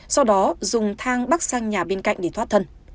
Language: Vietnamese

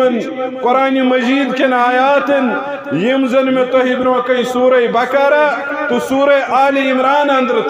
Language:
Romanian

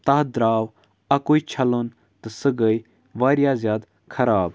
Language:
Kashmiri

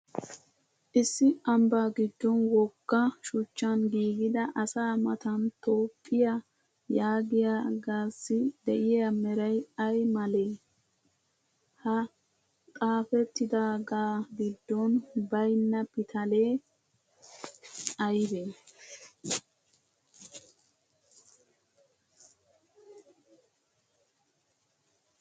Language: Wolaytta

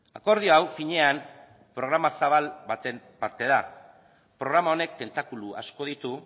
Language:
Basque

